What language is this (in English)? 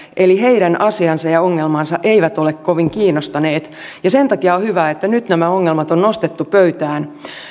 Finnish